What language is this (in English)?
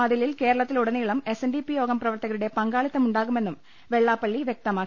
Malayalam